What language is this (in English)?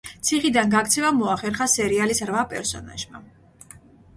Georgian